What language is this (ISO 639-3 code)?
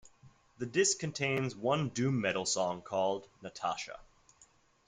eng